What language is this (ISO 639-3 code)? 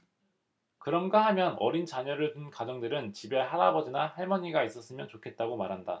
kor